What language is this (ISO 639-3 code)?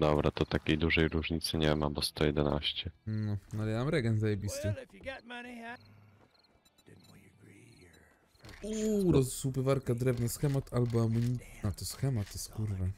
pol